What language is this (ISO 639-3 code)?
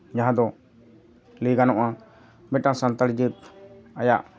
sat